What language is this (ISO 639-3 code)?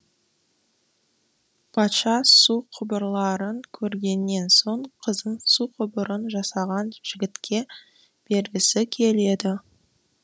kaz